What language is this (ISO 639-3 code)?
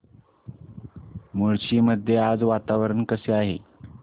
mar